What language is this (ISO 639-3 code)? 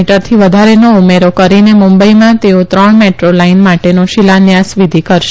guj